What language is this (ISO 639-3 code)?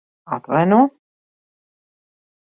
lav